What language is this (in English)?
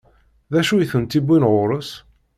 Kabyle